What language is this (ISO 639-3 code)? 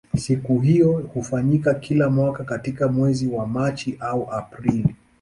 swa